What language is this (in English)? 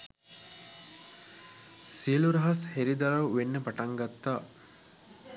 Sinhala